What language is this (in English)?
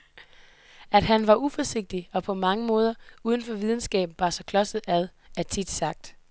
Danish